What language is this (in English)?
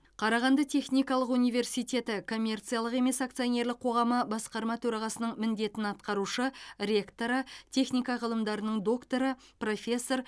Kazakh